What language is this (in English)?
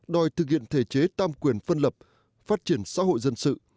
Vietnamese